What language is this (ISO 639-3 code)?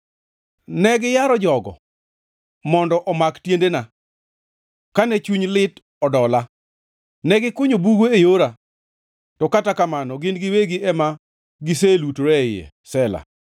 luo